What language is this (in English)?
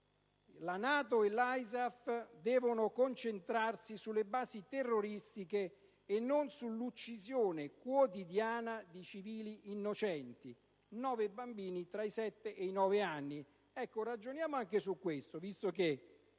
Italian